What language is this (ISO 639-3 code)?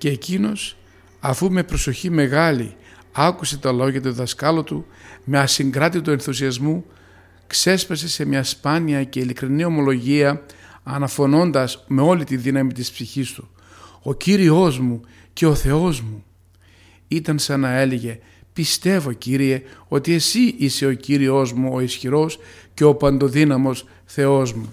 ell